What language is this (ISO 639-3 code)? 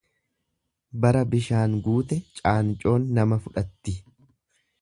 orm